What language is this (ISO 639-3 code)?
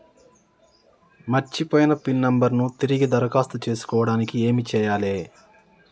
tel